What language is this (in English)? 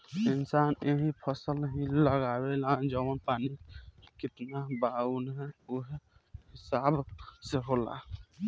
Bhojpuri